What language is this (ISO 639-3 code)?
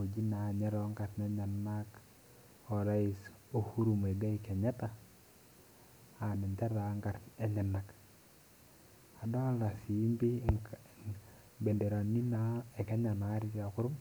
mas